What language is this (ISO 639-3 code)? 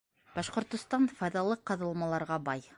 bak